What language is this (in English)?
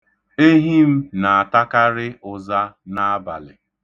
Igbo